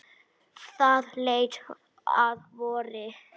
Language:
Icelandic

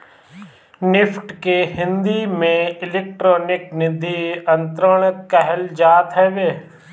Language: Bhojpuri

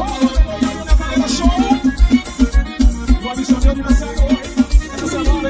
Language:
Polish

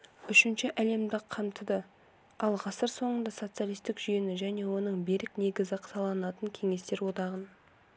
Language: Kazakh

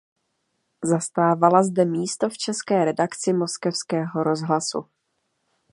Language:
Czech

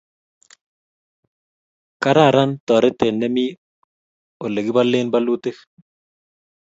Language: Kalenjin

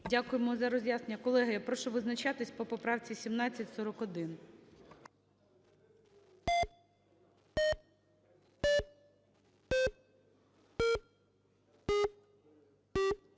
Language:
Ukrainian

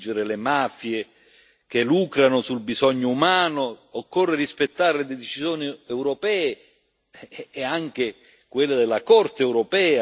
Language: Italian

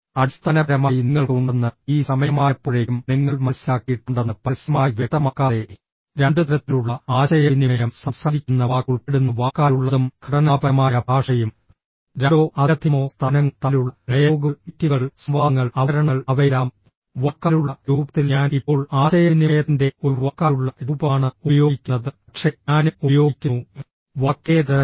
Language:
Malayalam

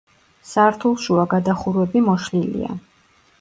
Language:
Georgian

